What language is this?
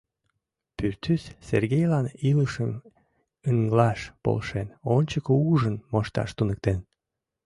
Mari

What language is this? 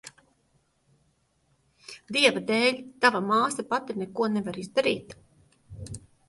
Latvian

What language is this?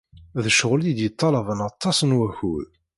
Kabyle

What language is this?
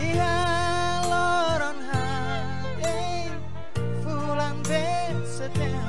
Indonesian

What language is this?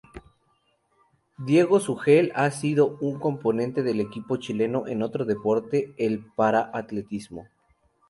Spanish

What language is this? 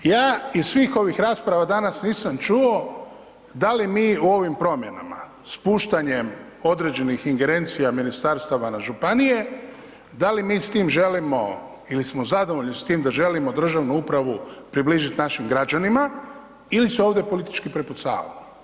Croatian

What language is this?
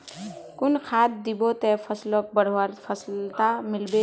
Magahi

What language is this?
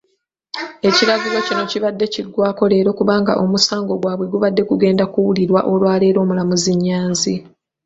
Ganda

